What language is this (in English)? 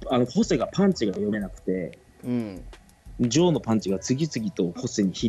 Japanese